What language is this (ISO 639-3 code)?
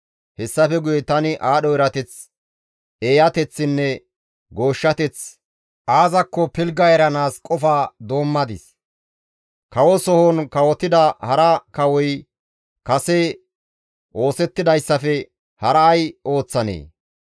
gmv